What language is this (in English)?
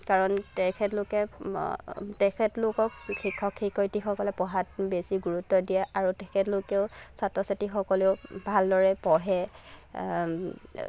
Assamese